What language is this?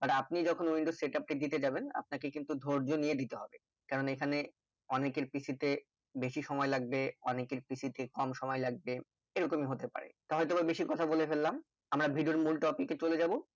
Bangla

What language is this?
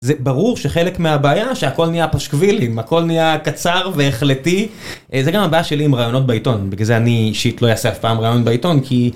Hebrew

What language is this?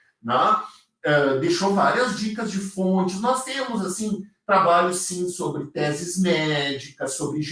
Portuguese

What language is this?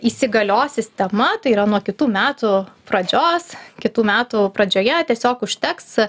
Lithuanian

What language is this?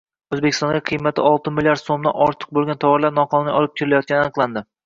Uzbek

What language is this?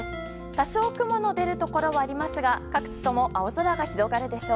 Japanese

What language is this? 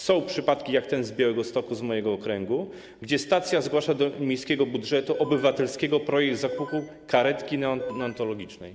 Polish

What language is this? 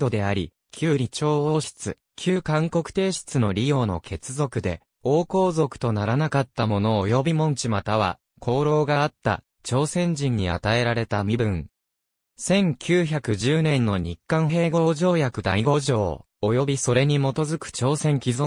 Japanese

